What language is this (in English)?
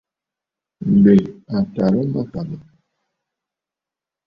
Bafut